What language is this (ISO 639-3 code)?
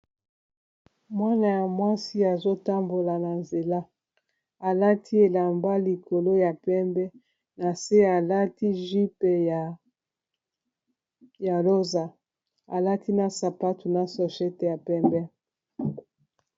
lin